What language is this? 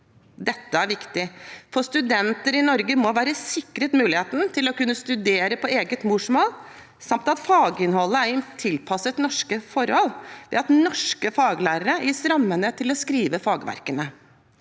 Norwegian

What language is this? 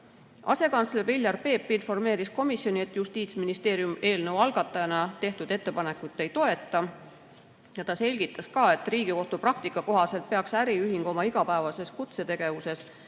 Estonian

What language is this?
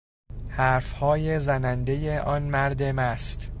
Persian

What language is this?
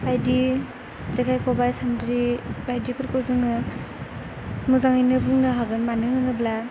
Bodo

